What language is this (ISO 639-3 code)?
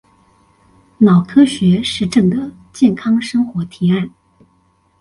zho